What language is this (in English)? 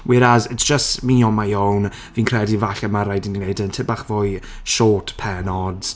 Welsh